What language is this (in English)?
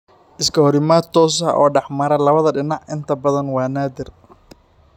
Somali